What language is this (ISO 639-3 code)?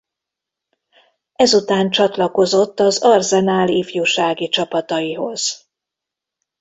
hun